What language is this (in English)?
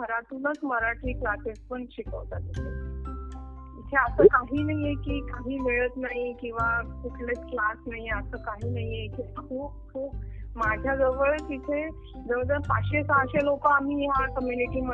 Marathi